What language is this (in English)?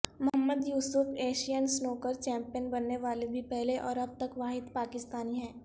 Urdu